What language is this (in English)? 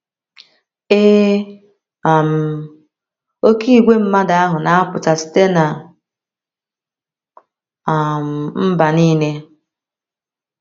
Igbo